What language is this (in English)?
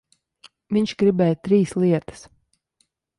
Latvian